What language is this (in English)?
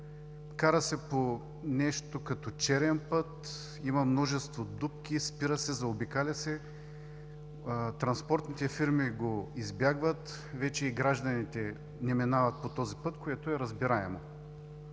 Bulgarian